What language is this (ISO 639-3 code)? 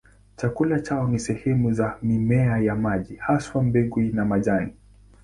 swa